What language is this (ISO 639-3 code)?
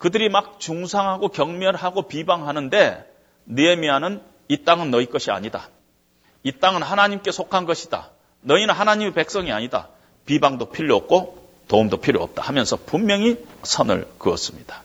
kor